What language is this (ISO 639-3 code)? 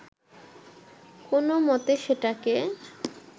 ben